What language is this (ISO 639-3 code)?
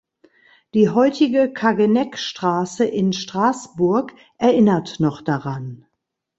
deu